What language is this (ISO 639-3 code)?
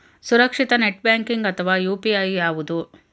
kan